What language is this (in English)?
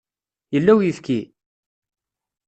Kabyle